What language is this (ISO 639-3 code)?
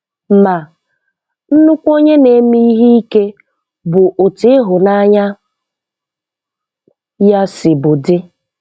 ibo